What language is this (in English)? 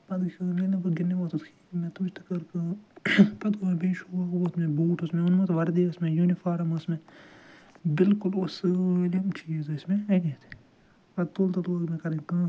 Kashmiri